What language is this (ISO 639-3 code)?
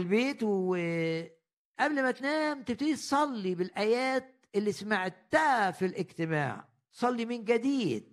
ara